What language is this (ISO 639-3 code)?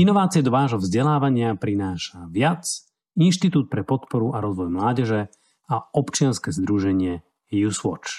slk